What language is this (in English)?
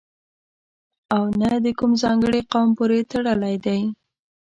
Pashto